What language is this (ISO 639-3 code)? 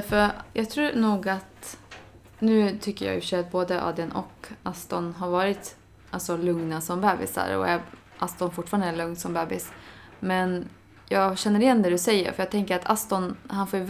swe